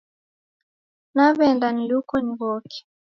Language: Taita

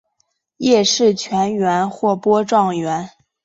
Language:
Chinese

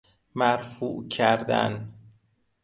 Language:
Persian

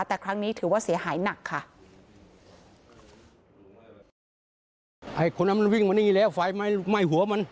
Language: Thai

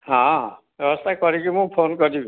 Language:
Odia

